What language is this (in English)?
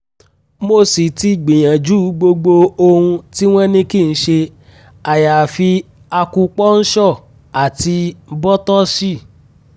Yoruba